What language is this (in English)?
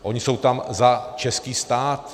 Czech